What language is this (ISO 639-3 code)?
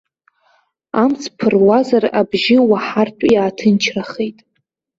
abk